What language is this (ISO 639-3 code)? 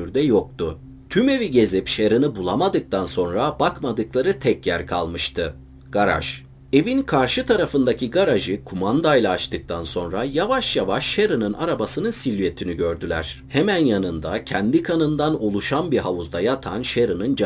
tur